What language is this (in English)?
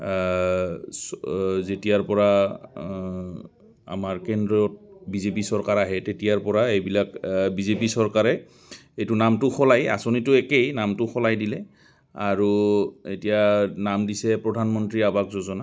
Assamese